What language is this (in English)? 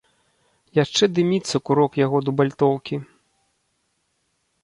Belarusian